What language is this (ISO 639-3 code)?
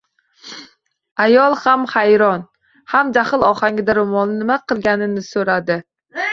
uzb